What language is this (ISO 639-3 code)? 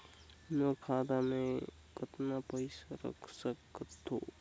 hne